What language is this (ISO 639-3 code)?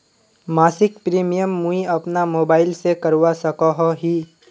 mag